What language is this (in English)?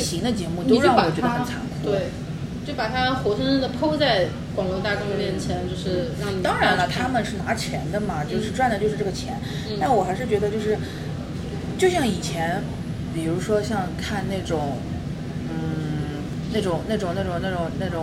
Chinese